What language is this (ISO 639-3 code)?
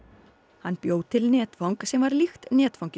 isl